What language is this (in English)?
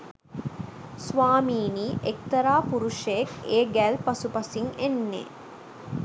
Sinhala